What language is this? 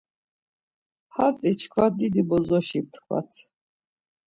Laz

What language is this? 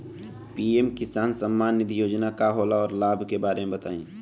Bhojpuri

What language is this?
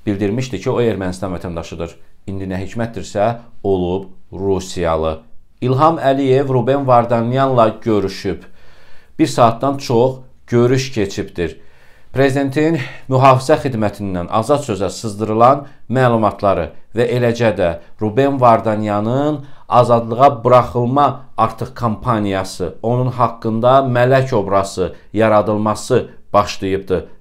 Turkish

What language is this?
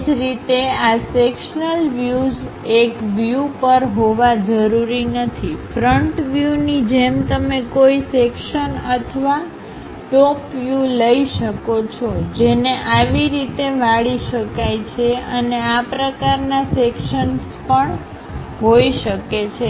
Gujarati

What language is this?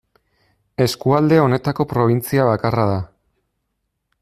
Basque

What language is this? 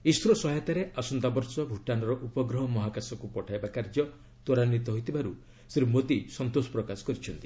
Odia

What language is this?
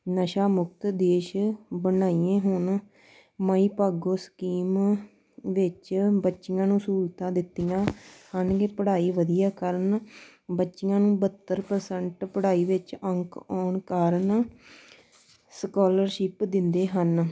Punjabi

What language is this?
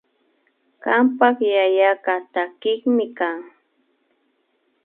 Imbabura Highland Quichua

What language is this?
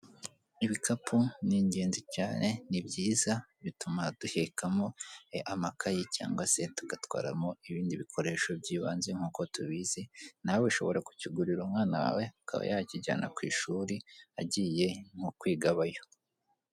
Kinyarwanda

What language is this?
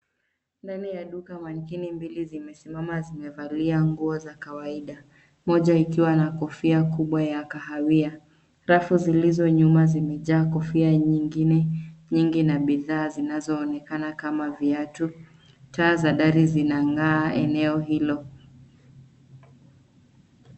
Swahili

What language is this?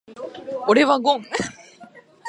Japanese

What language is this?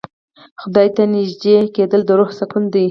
Pashto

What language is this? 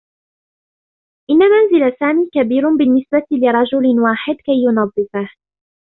Arabic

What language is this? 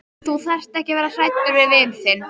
Icelandic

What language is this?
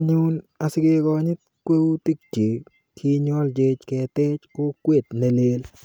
Kalenjin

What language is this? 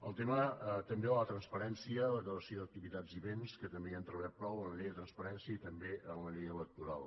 Catalan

